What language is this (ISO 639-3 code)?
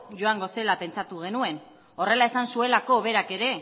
eus